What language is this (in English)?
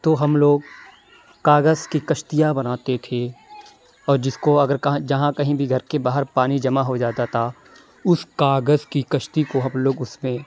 Urdu